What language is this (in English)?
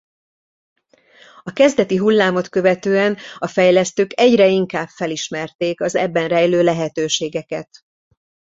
Hungarian